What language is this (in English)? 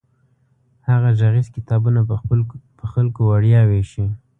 Pashto